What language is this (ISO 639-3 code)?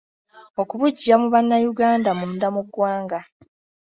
lug